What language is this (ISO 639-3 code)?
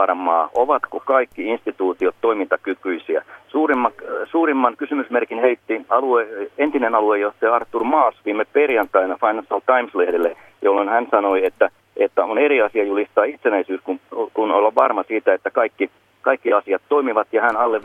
fin